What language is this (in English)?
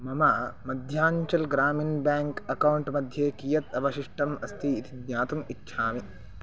Sanskrit